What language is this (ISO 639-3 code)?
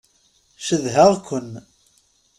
kab